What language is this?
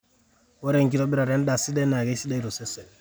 Masai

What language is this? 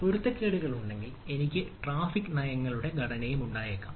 Malayalam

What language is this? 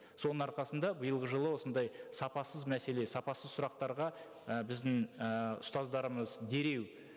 Kazakh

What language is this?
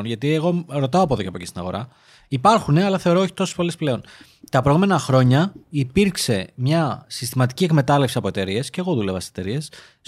Greek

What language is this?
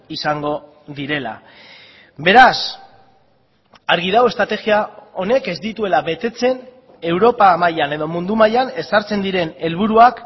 Basque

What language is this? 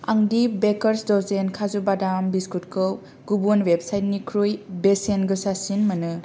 Bodo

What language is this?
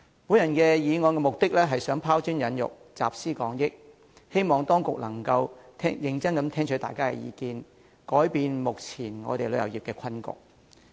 Cantonese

